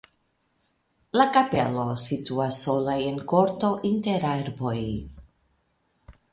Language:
Esperanto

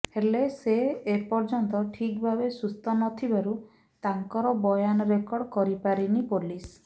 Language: Odia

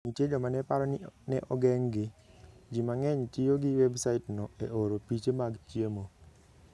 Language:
Luo (Kenya and Tanzania)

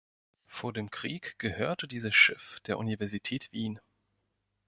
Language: German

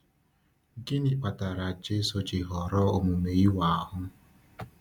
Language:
Igbo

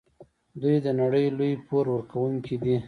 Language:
Pashto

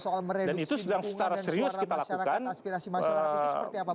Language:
Indonesian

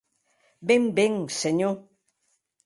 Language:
Occitan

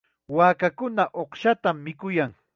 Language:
Chiquián Ancash Quechua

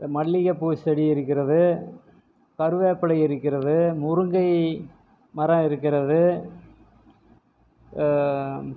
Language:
Tamil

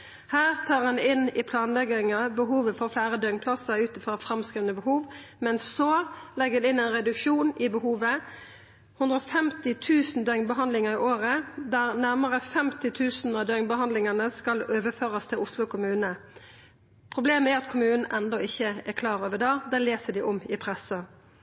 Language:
Norwegian Nynorsk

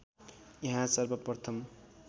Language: Nepali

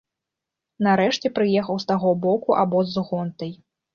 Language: Belarusian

